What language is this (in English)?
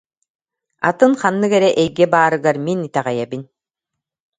Yakut